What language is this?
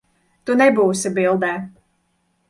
Latvian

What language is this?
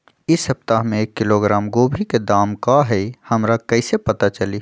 Magahi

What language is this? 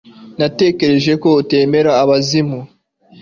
Kinyarwanda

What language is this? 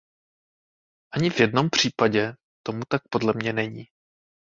Czech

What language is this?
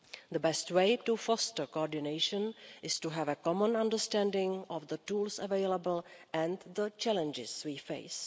English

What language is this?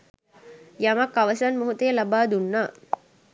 Sinhala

